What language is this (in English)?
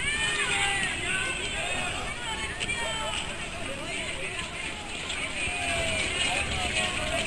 Spanish